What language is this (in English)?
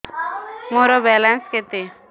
Odia